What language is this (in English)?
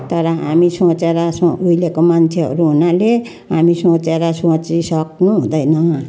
Nepali